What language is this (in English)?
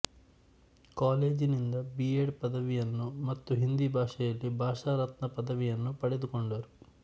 Kannada